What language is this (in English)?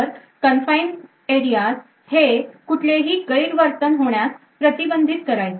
Marathi